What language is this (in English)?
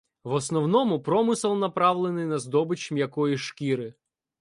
Ukrainian